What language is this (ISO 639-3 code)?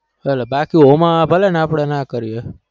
guj